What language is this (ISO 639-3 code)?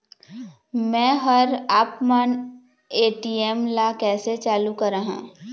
hne